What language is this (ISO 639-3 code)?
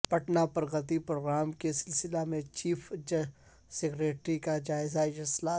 urd